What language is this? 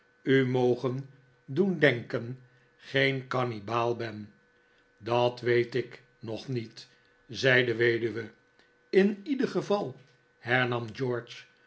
Dutch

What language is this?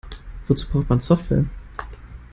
German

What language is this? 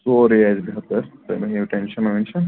Kashmiri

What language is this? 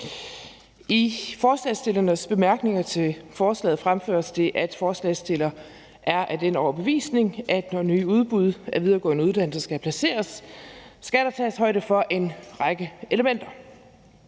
Danish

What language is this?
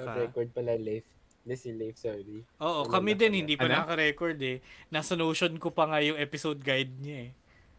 Filipino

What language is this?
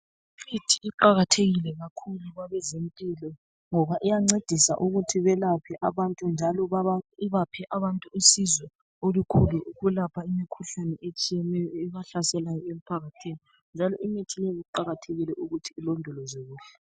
North Ndebele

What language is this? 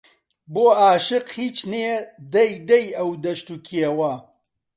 Central Kurdish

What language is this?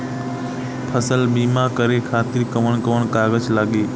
Bhojpuri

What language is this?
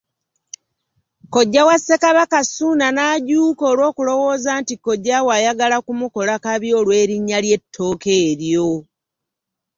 Ganda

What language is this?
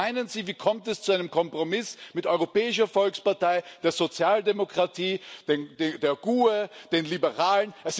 German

